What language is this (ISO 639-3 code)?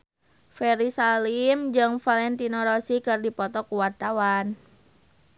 sun